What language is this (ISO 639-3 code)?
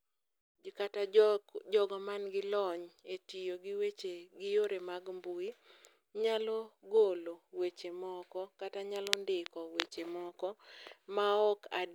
luo